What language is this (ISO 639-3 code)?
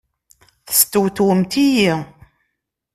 kab